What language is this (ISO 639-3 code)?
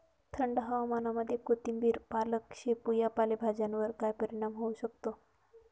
mar